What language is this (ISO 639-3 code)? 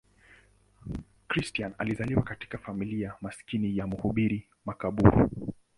swa